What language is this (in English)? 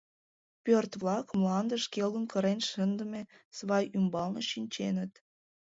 Mari